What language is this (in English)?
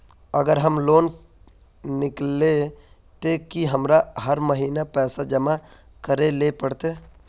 Magahi